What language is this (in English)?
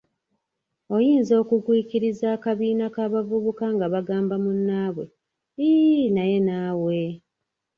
Ganda